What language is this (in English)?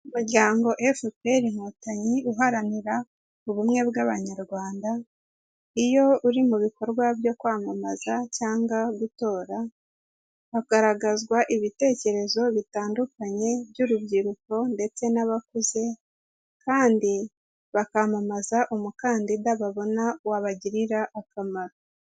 Kinyarwanda